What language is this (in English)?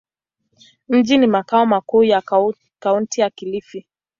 Swahili